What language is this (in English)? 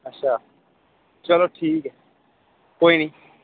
Dogri